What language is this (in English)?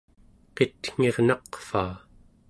Central Yupik